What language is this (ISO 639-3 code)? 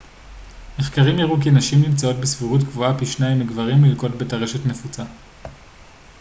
heb